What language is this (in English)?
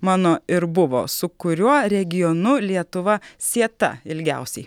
Lithuanian